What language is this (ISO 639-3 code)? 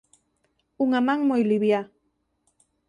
glg